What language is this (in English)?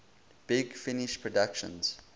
English